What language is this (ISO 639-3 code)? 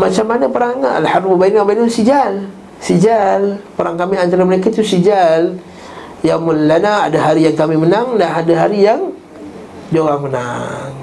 msa